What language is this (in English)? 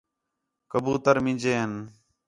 Khetrani